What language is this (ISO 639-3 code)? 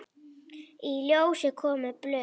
isl